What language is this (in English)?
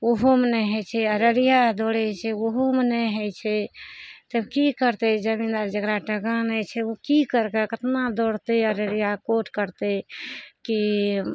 Maithili